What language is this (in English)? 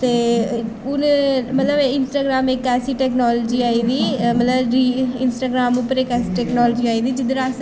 Dogri